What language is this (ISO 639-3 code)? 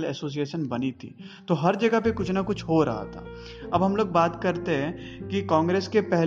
hin